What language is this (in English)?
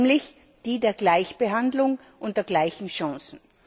German